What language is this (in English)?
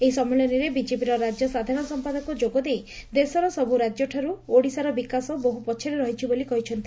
Odia